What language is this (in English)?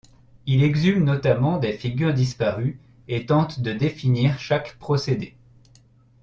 French